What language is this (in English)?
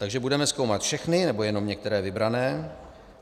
Czech